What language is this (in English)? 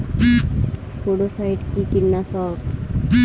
Bangla